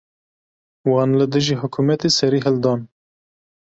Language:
Kurdish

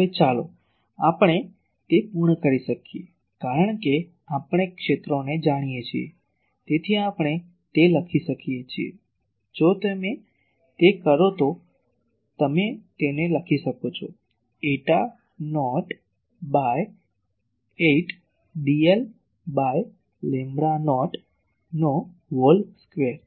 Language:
Gujarati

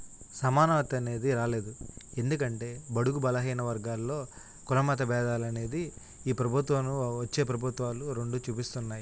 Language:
Telugu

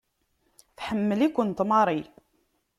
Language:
Kabyle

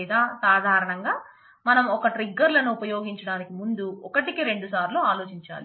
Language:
Telugu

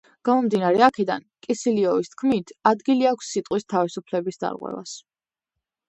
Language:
Georgian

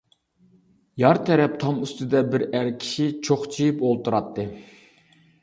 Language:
Uyghur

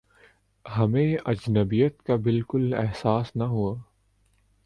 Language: Urdu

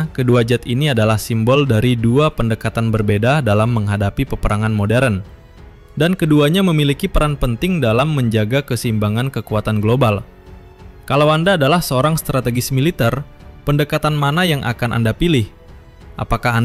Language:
Indonesian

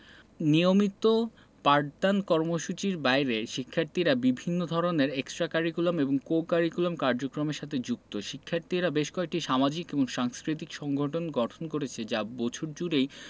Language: Bangla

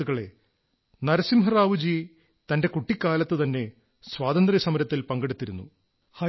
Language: Malayalam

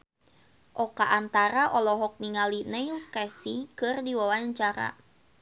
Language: Sundanese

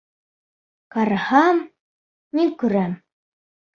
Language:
Bashkir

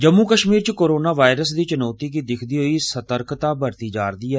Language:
Dogri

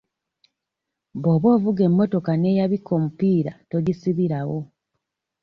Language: Ganda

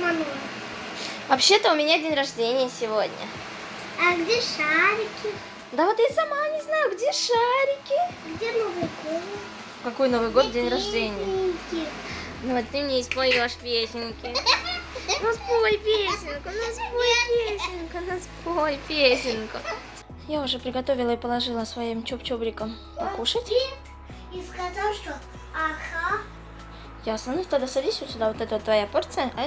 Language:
Russian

